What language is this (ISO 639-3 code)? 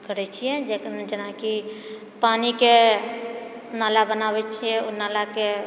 mai